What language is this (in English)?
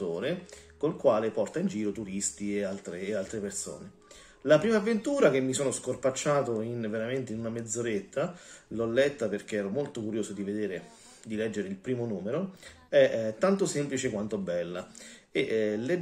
Italian